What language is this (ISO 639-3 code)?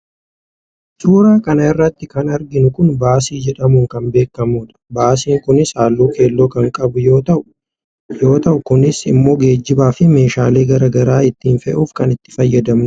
orm